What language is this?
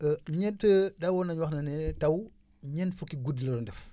Wolof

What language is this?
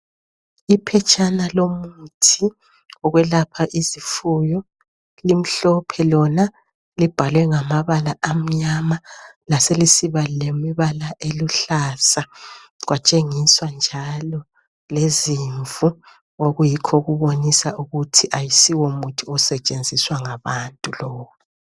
North Ndebele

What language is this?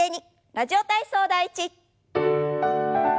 Japanese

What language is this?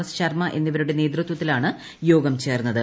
Malayalam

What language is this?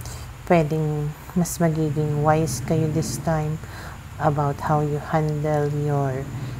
Filipino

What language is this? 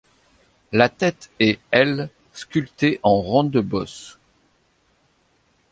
French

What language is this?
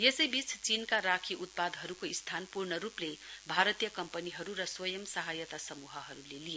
Nepali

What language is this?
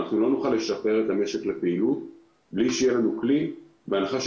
Hebrew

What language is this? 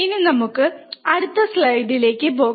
Malayalam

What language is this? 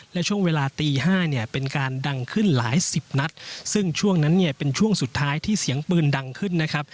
Thai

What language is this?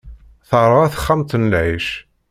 Kabyle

